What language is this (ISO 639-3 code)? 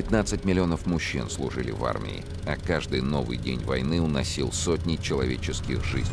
rus